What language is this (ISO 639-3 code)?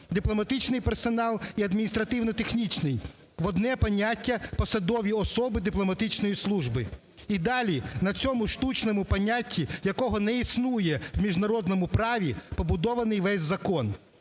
ukr